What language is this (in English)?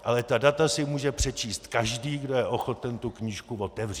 Czech